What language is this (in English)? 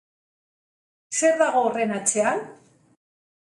Basque